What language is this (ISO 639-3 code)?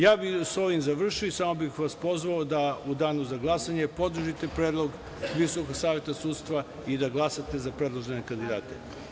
srp